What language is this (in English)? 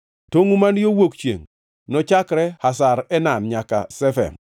Luo (Kenya and Tanzania)